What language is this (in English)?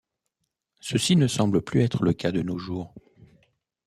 French